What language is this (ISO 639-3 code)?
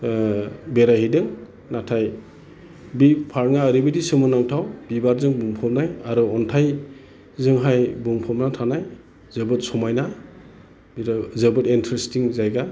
brx